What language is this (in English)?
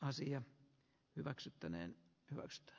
Finnish